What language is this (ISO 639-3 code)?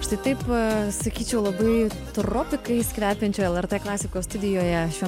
lit